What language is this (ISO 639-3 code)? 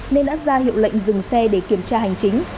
vie